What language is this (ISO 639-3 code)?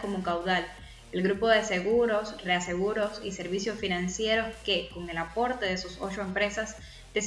spa